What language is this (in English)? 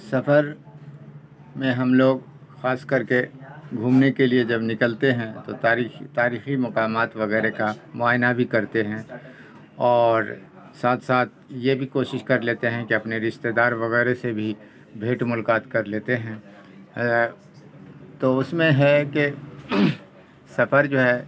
Urdu